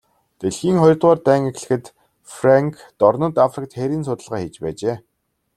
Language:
Mongolian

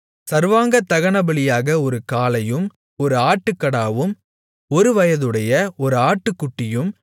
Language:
Tamil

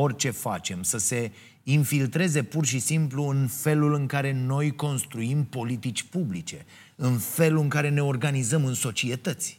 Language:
Romanian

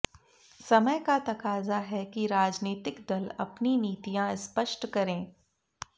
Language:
Hindi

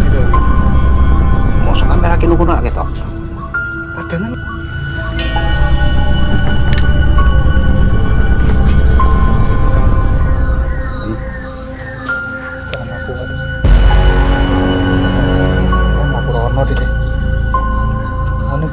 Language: Indonesian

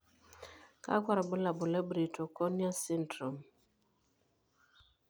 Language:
Masai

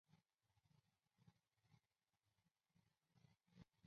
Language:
Chinese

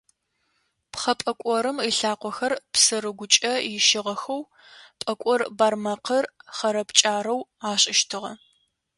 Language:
Adyghe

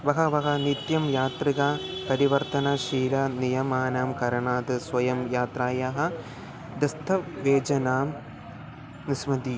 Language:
Sanskrit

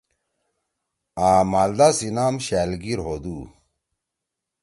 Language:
Torwali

